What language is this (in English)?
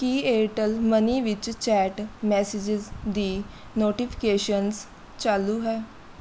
Punjabi